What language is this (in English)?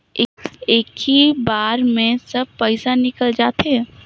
Chhattisgarhi